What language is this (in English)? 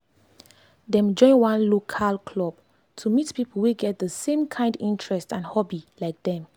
Nigerian Pidgin